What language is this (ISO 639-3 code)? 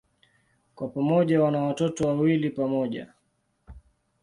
swa